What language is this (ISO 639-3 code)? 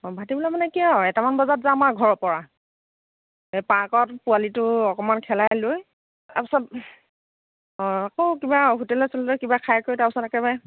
asm